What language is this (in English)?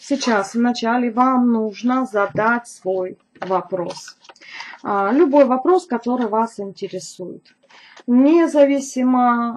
Russian